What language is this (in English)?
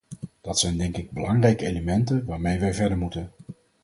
Dutch